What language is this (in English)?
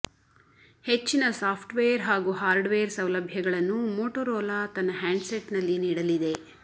Kannada